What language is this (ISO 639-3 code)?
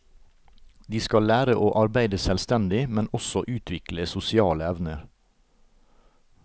nor